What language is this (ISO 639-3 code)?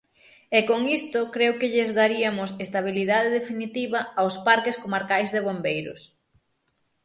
glg